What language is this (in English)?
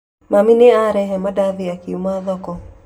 Kikuyu